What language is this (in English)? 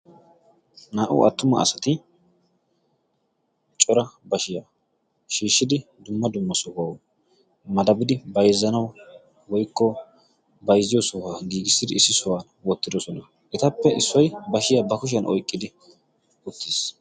Wolaytta